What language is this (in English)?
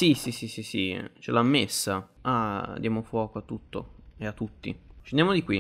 Italian